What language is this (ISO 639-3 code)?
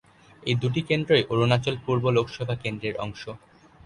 ben